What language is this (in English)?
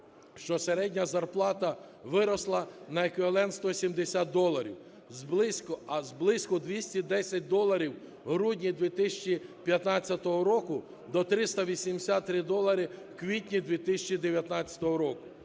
Ukrainian